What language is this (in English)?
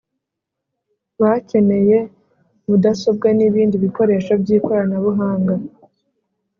Kinyarwanda